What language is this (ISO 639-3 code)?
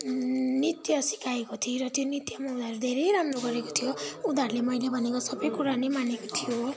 nep